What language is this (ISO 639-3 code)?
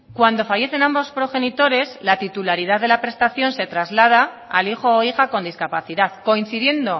spa